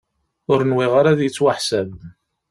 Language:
Kabyle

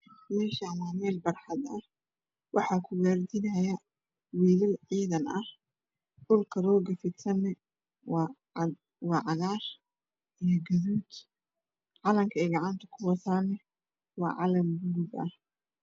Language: Somali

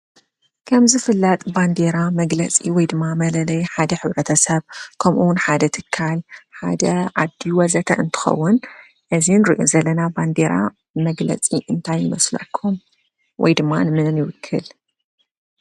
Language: Tigrinya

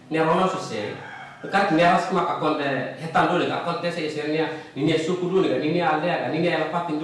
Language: Indonesian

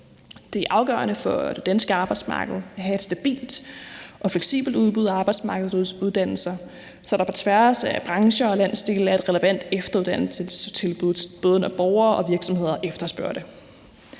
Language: Danish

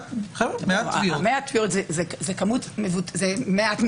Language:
Hebrew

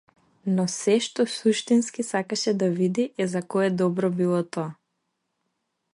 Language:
Macedonian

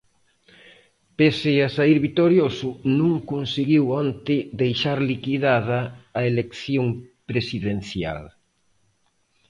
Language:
Galician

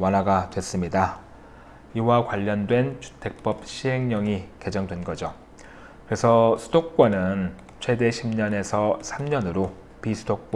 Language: Korean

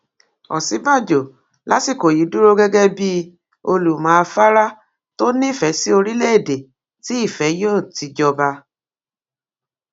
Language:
Yoruba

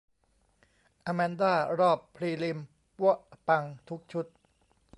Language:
Thai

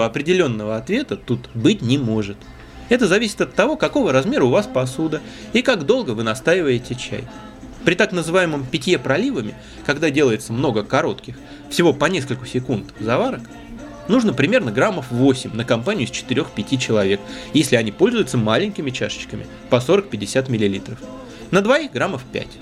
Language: Russian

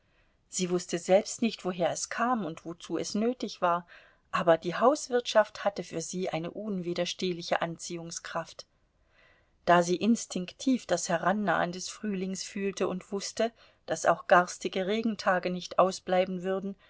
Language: German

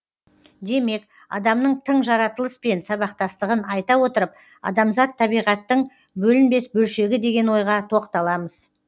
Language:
Kazakh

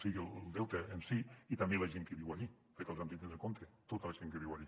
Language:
Catalan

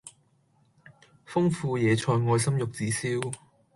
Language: Cantonese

